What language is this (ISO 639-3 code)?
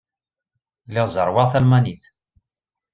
kab